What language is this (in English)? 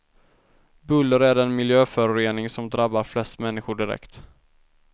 Swedish